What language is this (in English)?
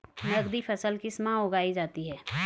Hindi